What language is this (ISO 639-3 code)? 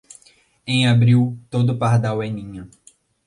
por